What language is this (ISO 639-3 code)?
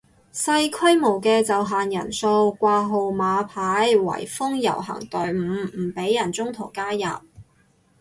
yue